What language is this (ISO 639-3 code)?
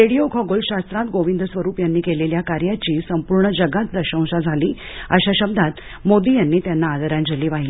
mar